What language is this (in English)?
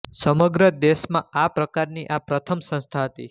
Gujarati